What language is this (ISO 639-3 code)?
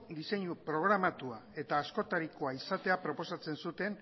eus